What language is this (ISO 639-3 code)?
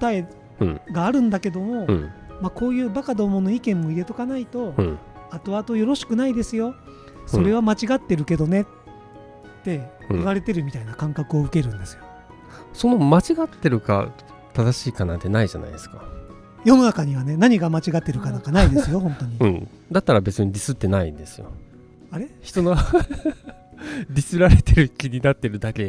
jpn